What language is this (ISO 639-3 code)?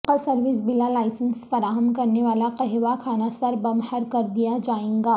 urd